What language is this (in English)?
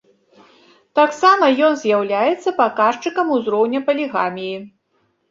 Belarusian